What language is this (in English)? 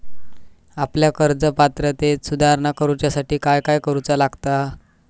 Marathi